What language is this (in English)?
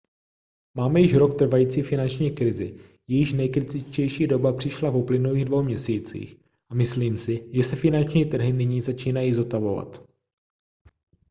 Czech